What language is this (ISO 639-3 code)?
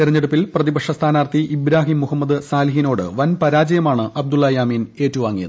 mal